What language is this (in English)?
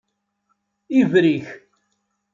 Kabyle